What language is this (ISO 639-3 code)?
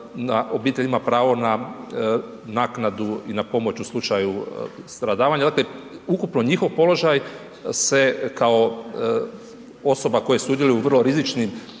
hrv